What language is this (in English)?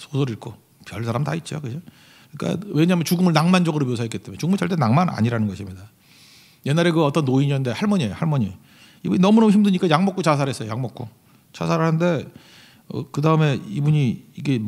Korean